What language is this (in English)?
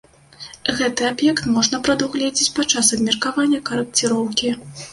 Belarusian